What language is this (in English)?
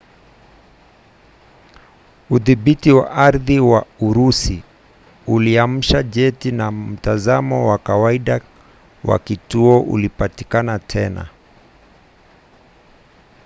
Swahili